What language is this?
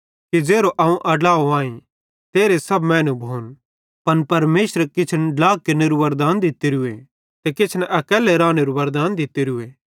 Bhadrawahi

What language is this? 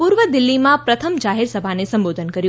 Gujarati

